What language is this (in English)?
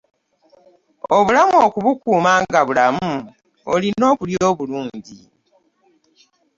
Ganda